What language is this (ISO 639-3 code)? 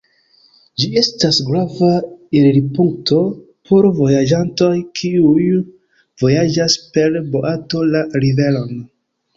epo